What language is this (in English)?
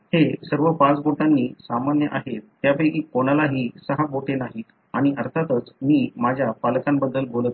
Marathi